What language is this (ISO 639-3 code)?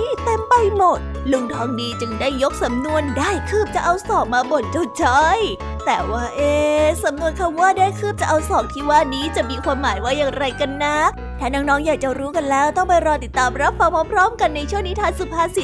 tha